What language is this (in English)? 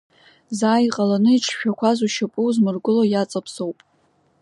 Abkhazian